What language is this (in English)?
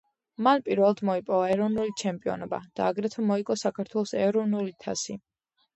Georgian